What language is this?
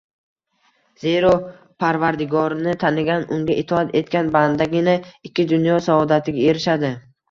Uzbek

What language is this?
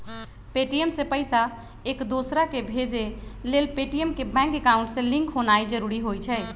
Magahi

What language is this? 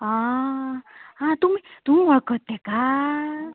Konkani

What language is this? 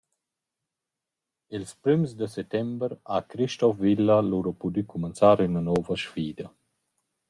Romansh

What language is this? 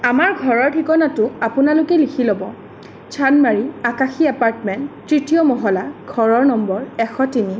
Assamese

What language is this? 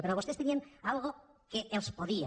Catalan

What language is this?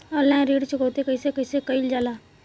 Bhojpuri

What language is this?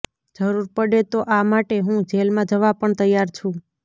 Gujarati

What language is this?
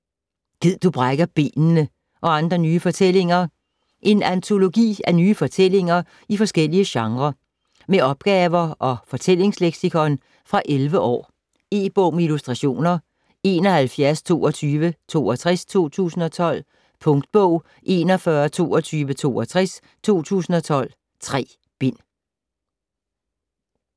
Danish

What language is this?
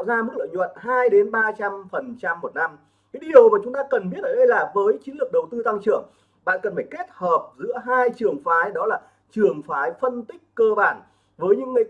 Vietnamese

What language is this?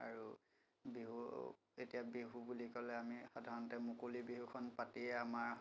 Assamese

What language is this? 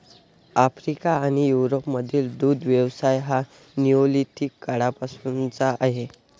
Marathi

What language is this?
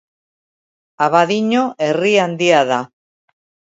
Basque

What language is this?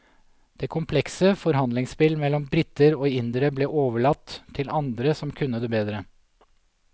Norwegian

